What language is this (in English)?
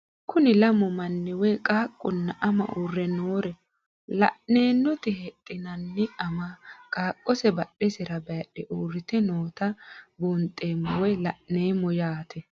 Sidamo